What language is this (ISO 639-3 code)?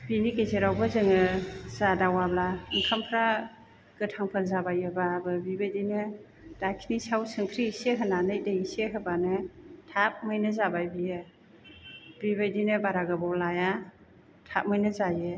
brx